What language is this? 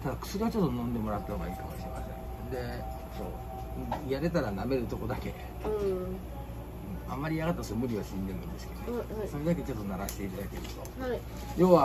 Japanese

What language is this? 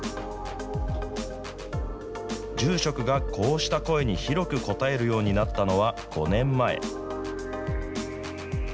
Japanese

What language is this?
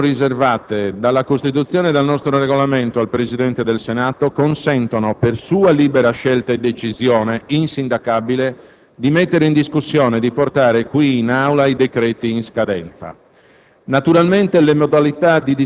Italian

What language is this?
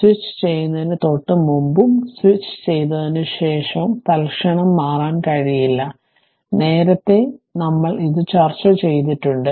Malayalam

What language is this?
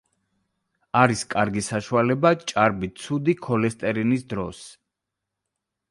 Georgian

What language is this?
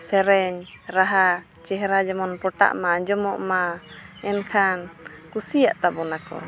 Santali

